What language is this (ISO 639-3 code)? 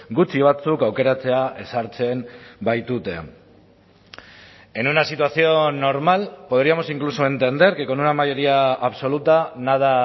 spa